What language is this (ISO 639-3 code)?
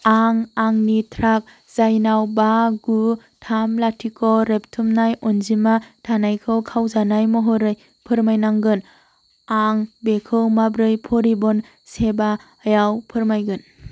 brx